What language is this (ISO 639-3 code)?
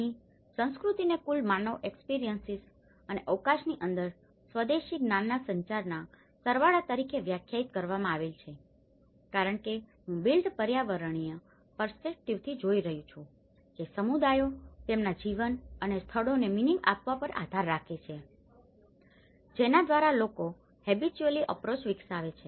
guj